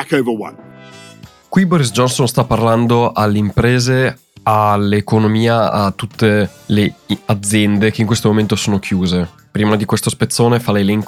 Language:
Italian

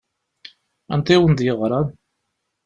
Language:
Kabyle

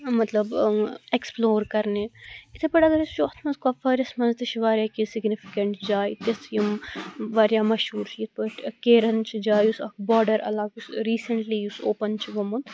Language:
Kashmiri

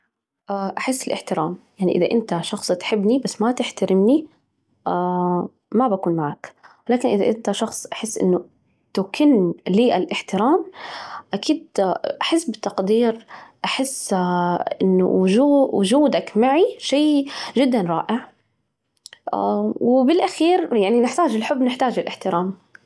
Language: Najdi Arabic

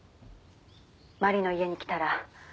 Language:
Japanese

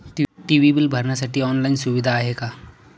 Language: Marathi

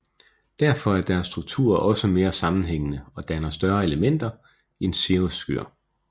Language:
Danish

